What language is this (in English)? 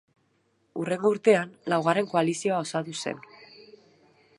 Basque